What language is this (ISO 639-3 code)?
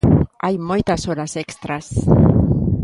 glg